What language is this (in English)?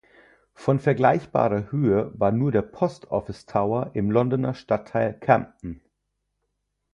German